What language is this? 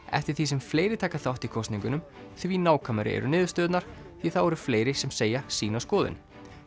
Icelandic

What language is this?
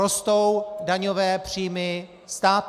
Czech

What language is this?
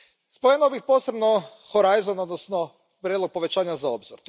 Croatian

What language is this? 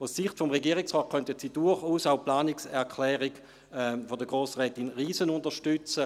Swiss German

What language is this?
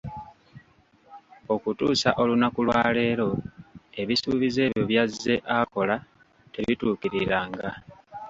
Ganda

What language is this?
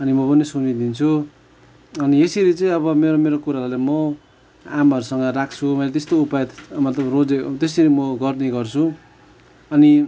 Nepali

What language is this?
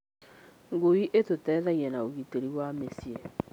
Kikuyu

